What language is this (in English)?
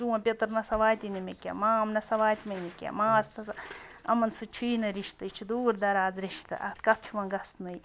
Kashmiri